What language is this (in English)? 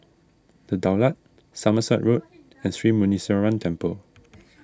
English